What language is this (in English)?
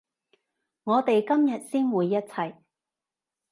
Cantonese